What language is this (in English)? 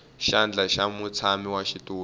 Tsonga